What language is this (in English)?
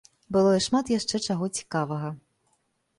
Belarusian